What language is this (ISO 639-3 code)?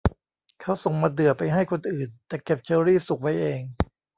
tha